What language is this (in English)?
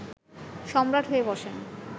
Bangla